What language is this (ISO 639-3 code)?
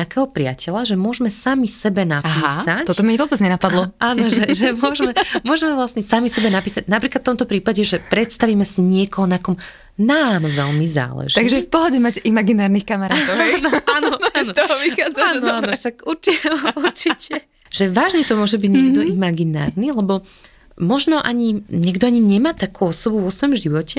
slk